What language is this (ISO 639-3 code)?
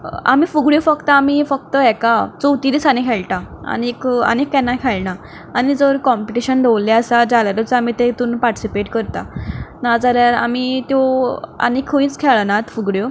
kok